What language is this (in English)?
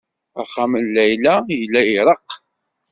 Kabyle